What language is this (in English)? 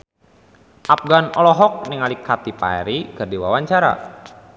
Sundanese